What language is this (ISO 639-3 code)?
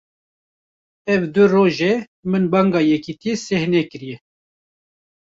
kur